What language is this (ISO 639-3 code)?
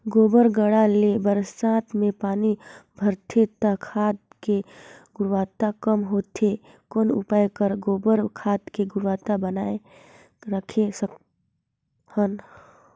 hne